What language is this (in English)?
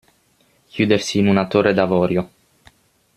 Italian